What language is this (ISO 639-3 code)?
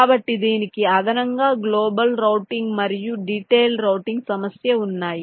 tel